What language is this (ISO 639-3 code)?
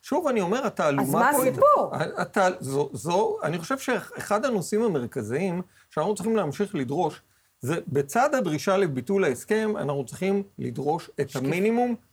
heb